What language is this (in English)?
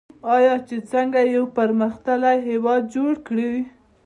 Pashto